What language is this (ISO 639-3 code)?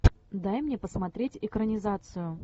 rus